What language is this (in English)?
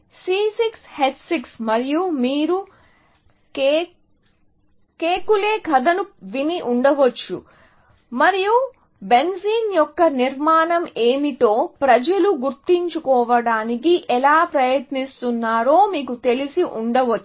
Telugu